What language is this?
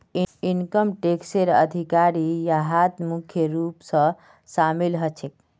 Magahi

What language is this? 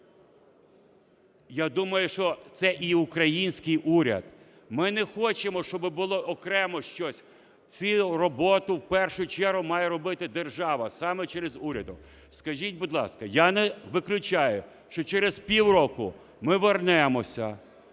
Ukrainian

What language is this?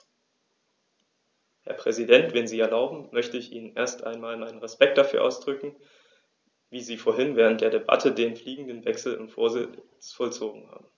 German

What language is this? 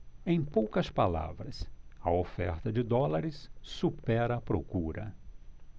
Portuguese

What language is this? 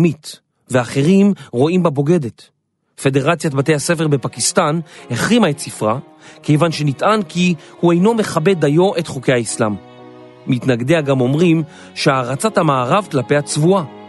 Hebrew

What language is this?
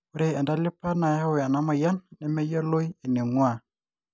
Masai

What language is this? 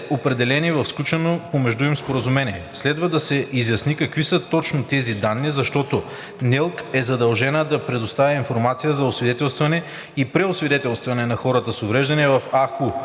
Bulgarian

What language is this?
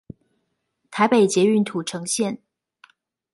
Chinese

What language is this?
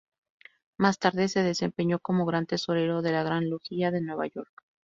Spanish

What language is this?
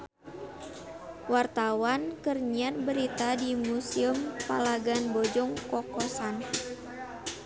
Sundanese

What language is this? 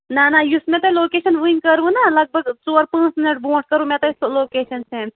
Kashmiri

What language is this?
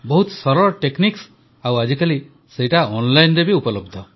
Odia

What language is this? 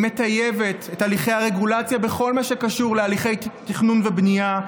Hebrew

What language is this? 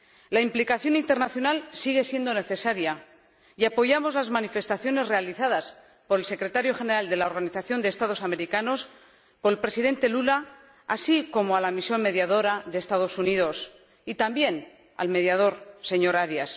Spanish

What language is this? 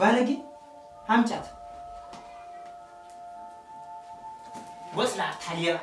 Turkish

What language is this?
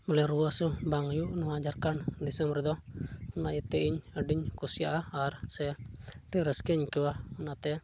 Santali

